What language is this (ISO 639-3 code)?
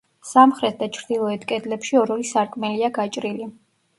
kat